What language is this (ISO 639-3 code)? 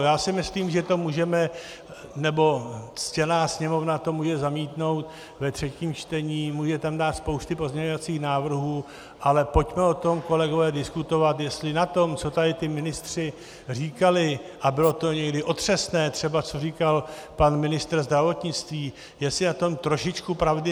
ces